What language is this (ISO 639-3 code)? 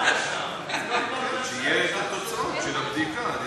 heb